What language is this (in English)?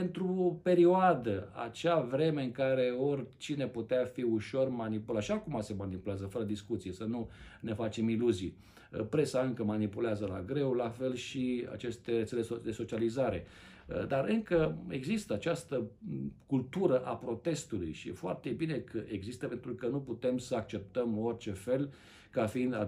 Romanian